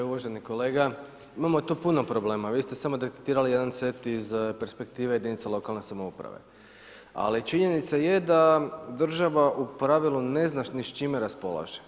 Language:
Croatian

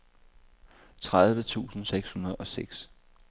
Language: Danish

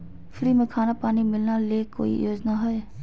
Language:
Magahi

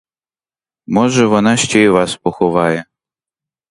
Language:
Ukrainian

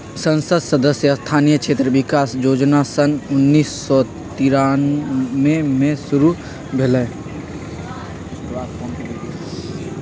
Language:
Magahi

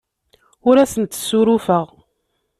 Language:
Kabyle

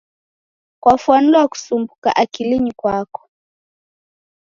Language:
Taita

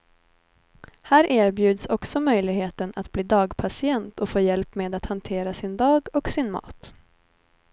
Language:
Swedish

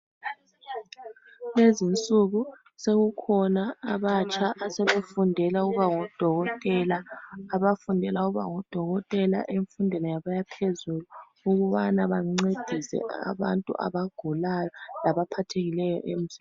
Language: North Ndebele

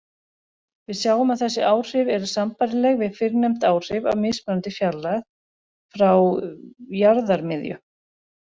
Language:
Icelandic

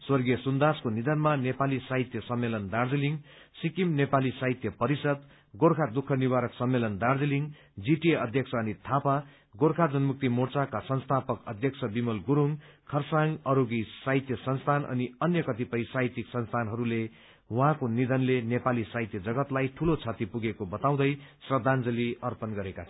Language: Nepali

